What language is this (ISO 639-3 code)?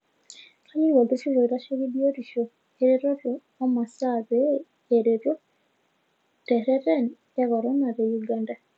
mas